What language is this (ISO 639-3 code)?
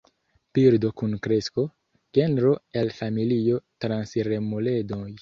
epo